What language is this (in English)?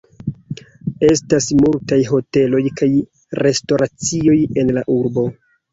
Esperanto